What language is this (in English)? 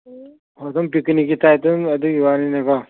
Manipuri